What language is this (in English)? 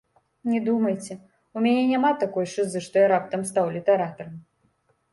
Belarusian